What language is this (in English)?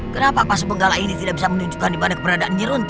Indonesian